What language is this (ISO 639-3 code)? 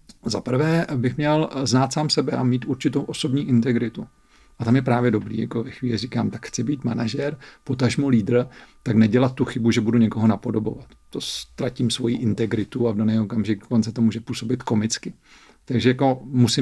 ces